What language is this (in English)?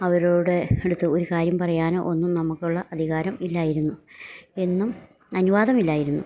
Malayalam